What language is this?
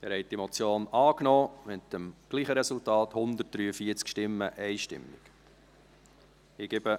Swiss German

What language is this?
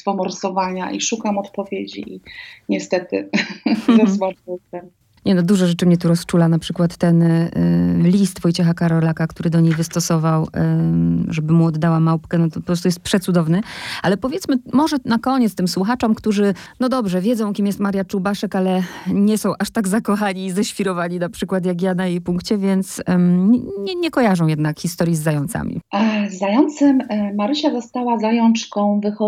Polish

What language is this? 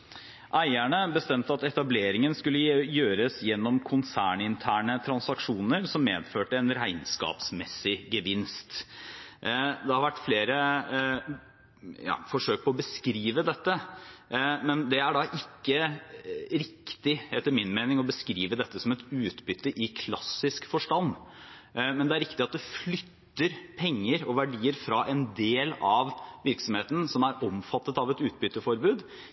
Norwegian Bokmål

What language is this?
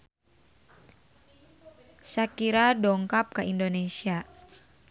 Sundanese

